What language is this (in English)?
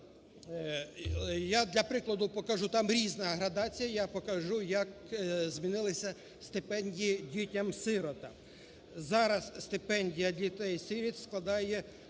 Ukrainian